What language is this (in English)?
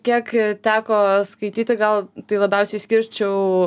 Lithuanian